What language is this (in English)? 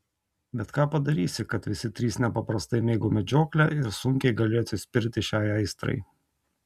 Lithuanian